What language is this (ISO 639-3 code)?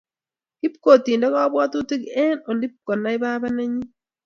kln